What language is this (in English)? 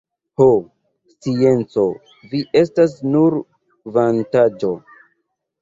Esperanto